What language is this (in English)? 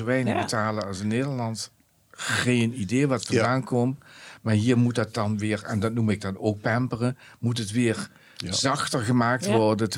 Dutch